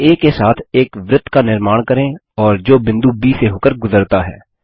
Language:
Hindi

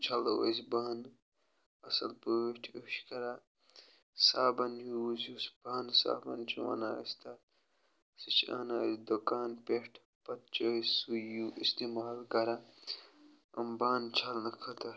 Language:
Kashmiri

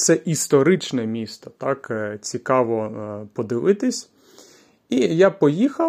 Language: Ukrainian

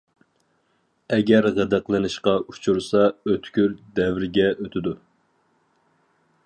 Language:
Uyghur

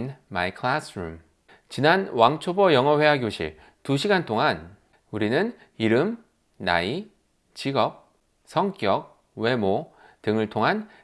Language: Korean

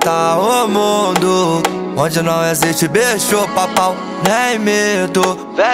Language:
Romanian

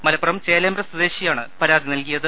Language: Malayalam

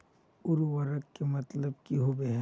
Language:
Magahi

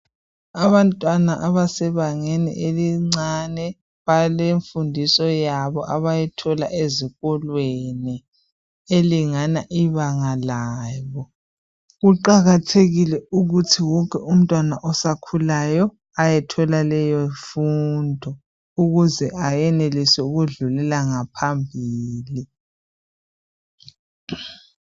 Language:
North Ndebele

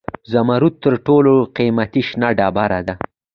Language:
Pashto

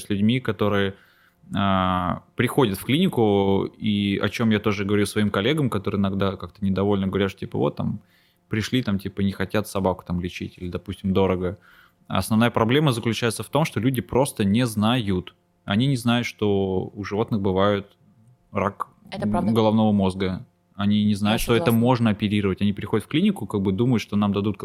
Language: Russian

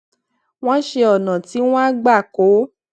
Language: Yoruba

